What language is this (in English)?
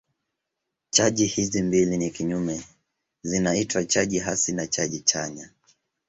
Swahili